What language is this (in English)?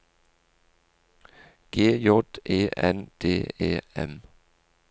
Norwegian